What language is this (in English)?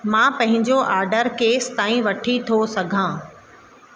Sindhi